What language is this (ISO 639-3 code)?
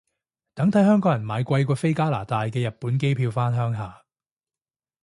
yue